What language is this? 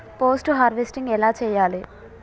Telugu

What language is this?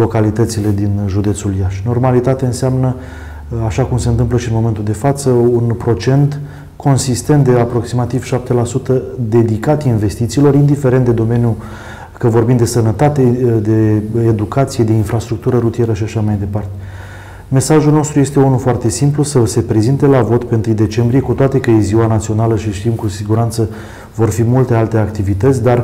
Romanian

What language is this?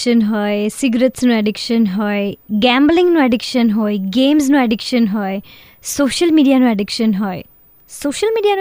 Hindi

